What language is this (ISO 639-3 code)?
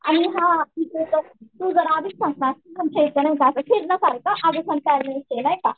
mar